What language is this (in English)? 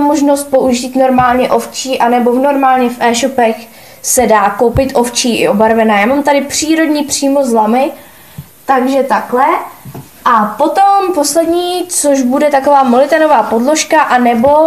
Czech